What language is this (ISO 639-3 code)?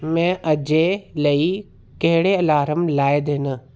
doi